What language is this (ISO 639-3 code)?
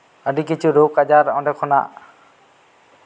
sat